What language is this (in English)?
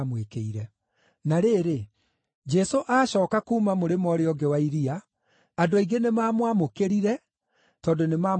Kikuyu